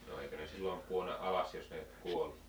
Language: Finnish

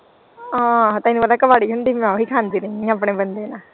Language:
Punjabi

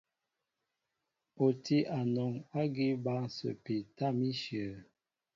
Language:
Mbo (Cameroon)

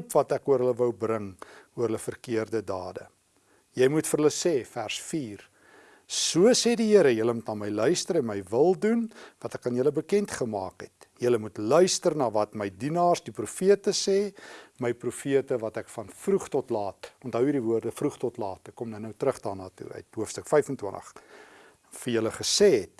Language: Dutch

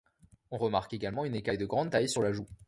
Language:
French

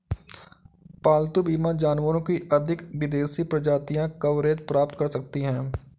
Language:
Hindi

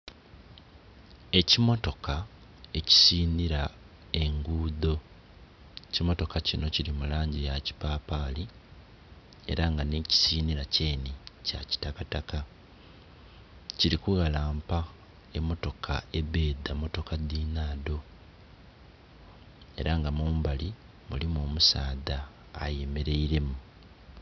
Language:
Soga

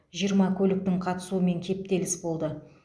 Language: Kazakh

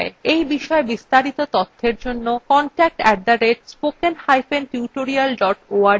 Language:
Bangla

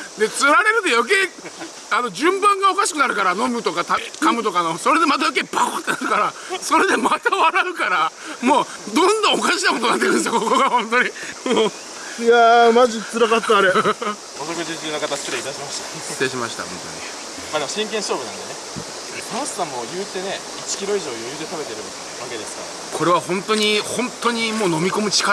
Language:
Japanese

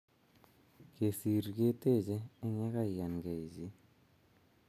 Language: Kalenjin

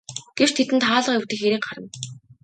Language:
Mongolian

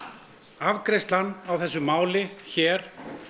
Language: Icelandic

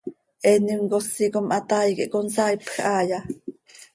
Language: Seri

